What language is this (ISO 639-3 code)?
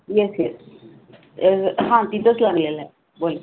mar